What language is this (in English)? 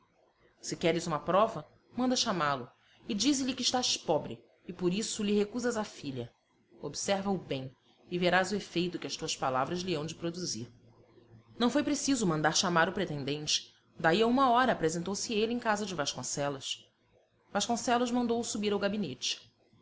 Portuguese